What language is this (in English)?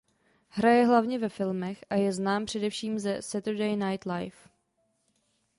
Czech